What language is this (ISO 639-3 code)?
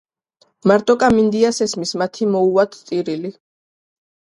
kat